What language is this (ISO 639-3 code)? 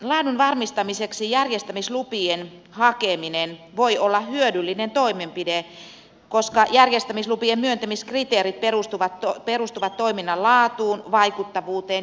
fin